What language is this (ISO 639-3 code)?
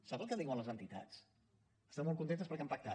cat